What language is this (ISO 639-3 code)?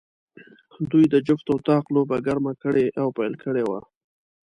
pus